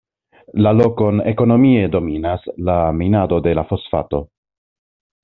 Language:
Esperanto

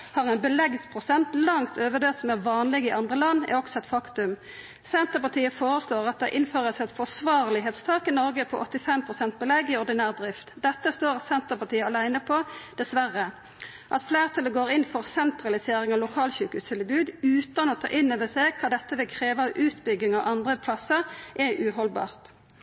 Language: Norwegian Nynorsk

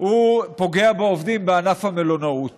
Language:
Hebrew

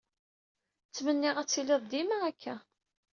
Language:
Kabyle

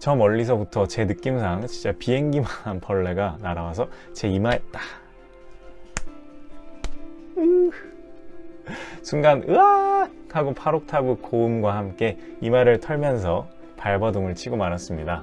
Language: Korean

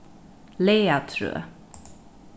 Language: Faroese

